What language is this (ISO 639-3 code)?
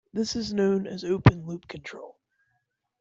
eng